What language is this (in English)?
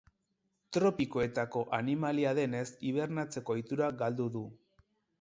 Basque